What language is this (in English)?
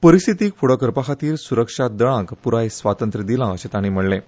Konkani